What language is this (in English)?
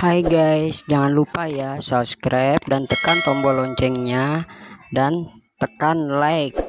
Indonesian